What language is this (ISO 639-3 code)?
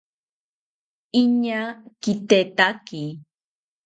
cpy